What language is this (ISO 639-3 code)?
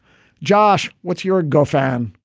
eng